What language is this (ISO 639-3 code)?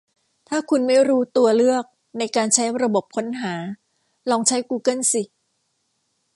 tha